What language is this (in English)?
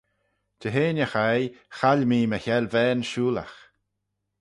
Manx